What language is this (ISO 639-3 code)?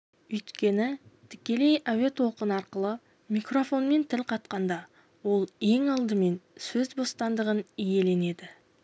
kaz